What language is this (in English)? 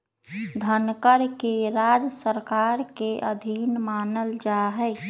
Magahi